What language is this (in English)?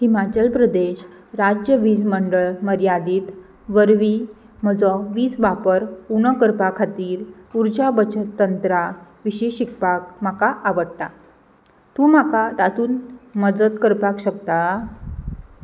Konkani